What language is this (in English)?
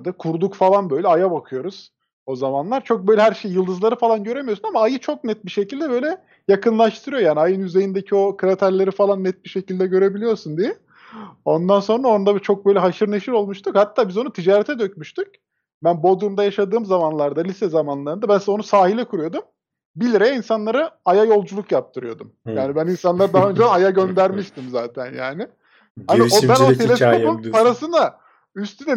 Turkish